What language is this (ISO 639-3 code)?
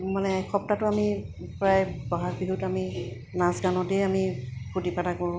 asm